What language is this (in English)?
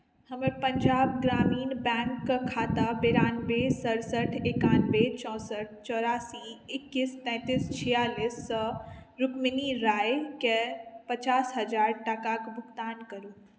Maithili